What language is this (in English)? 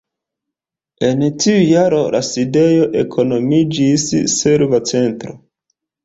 Esperanto